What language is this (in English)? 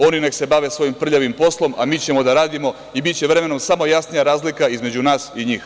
Serbian